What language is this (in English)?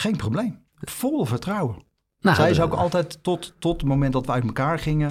Dutch